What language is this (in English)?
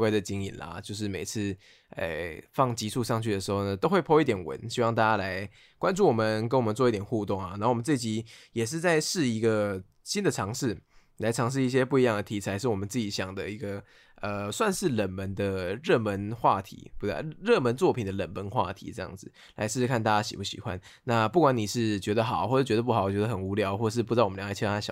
Chinese